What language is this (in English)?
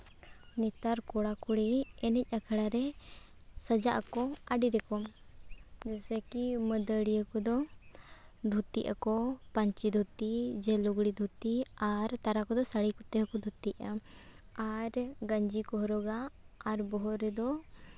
Santali